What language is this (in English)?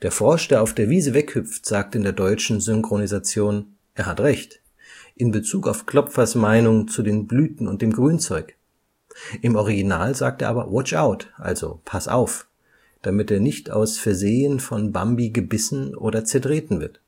German